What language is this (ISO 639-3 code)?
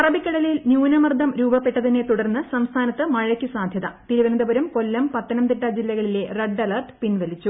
mal